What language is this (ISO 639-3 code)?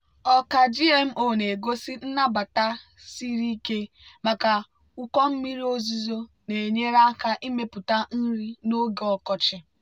ibo